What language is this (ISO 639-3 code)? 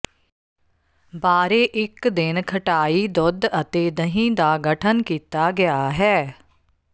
pan